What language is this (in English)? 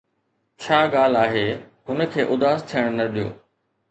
Sindhi